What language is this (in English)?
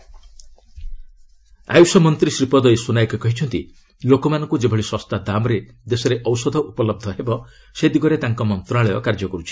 Odia